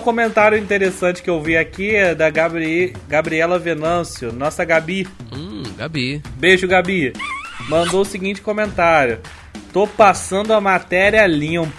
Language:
Portuguese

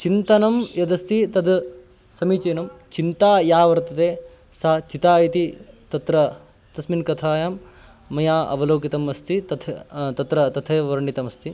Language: Sanskrit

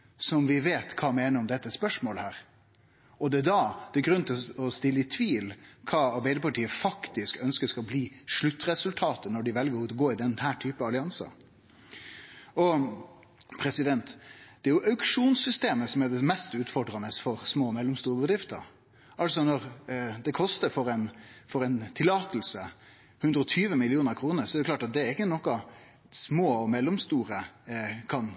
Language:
Norwegian Nynorsk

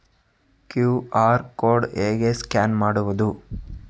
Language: Kannada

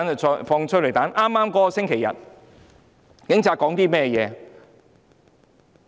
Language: Cantonese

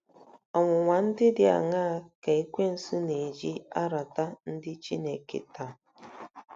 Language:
Igbo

